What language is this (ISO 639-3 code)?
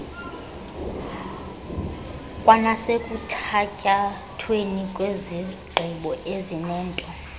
xho